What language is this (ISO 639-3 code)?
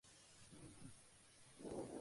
spa